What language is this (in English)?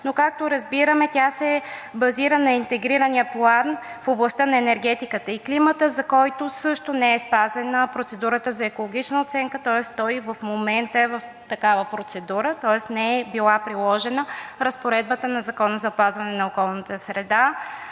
Bulgarian